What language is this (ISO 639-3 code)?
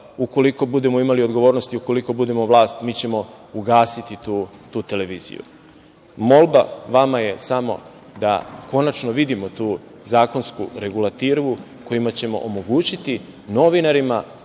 srp